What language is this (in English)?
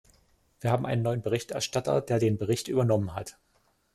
German